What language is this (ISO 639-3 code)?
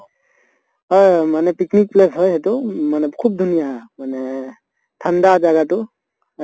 asm